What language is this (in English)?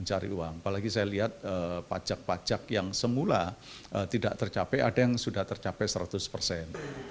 Indonesian